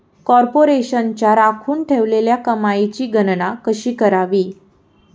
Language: Marathi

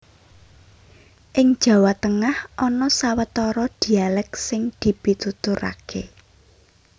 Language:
Javanese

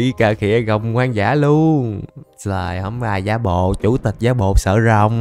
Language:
Vietnamese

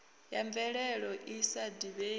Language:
Venda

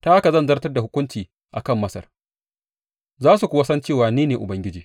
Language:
Hausa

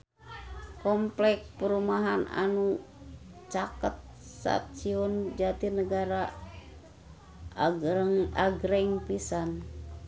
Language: Sundanese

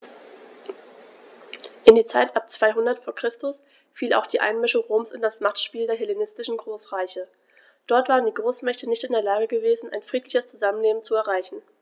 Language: German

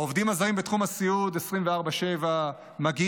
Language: Hebrew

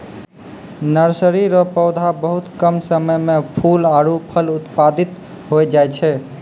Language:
Maithili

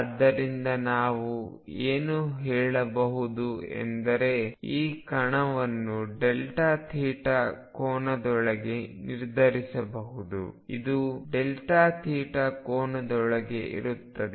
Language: Kannada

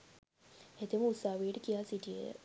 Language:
Sinhala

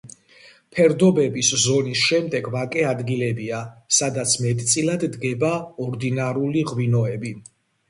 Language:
Georgian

